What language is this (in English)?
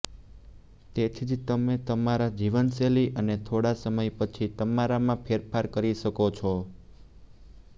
Gujarati